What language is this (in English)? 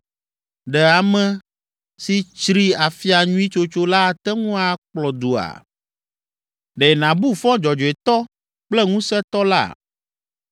Ewe